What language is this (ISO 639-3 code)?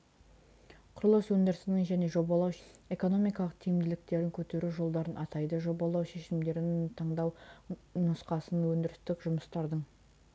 kaz